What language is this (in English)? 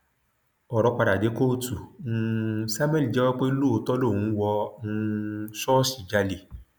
Yoruba